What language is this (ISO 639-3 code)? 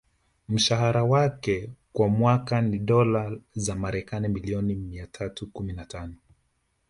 swa